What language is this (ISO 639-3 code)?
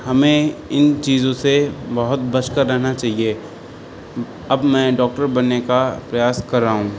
urd